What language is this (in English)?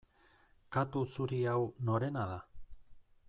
Basque